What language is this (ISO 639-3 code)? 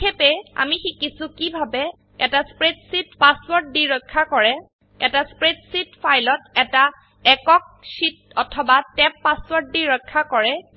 asm